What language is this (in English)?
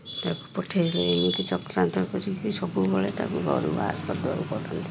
Odia